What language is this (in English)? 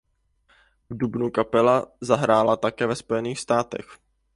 Czech